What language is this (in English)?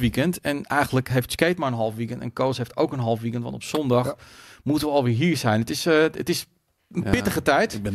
Dutch